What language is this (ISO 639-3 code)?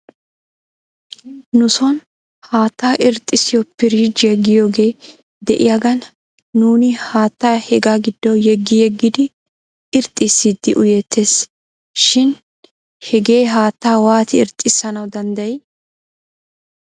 wal